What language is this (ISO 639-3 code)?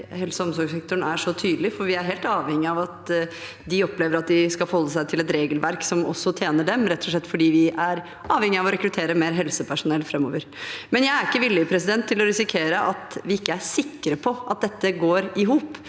nor